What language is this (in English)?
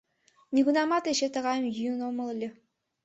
Mari